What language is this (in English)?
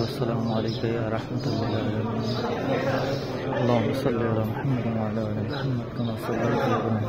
Arabic